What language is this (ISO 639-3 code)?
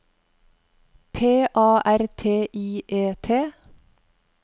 nor